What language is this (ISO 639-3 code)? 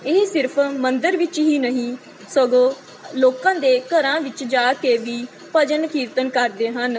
pan